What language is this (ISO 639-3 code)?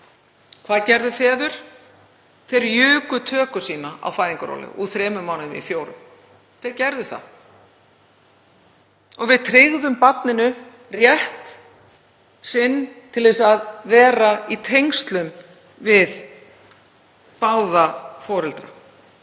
isl